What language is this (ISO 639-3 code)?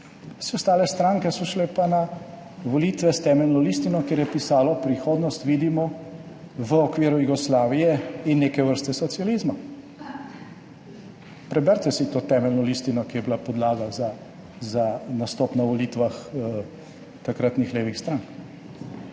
slv